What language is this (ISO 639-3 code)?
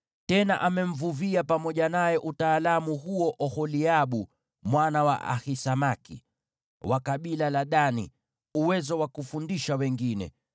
swa